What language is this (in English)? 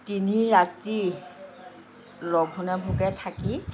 Assamese